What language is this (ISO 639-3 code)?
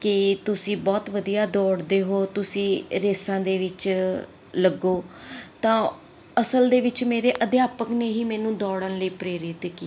pan